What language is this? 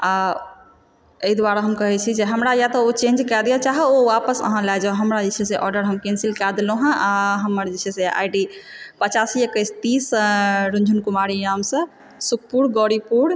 Maithili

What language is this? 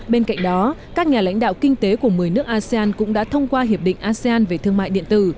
Vietnamese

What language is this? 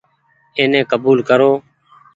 Goaria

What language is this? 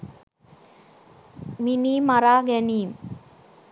Sinhala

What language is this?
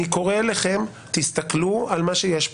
Hebrew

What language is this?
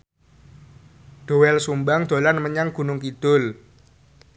Javanese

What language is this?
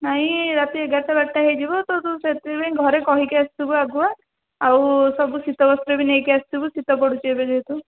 Odia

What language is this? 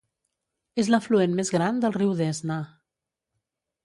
Catalan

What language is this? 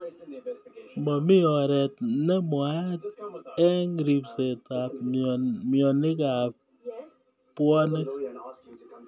Kalenjin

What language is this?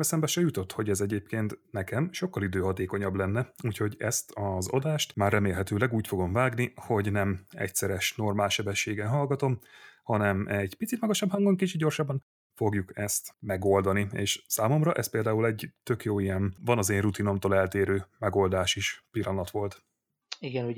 Hungarian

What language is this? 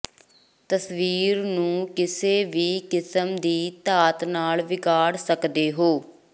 Punjabi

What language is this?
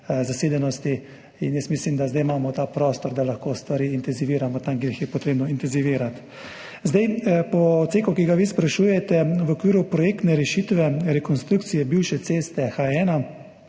Slovenian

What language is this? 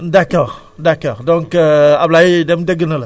Wolof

